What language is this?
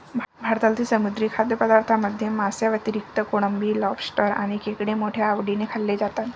Marathi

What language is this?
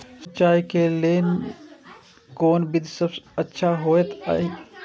Maithili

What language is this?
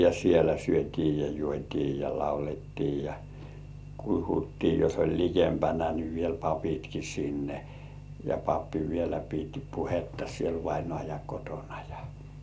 Finnish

